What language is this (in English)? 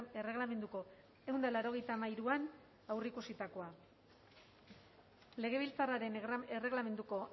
Basque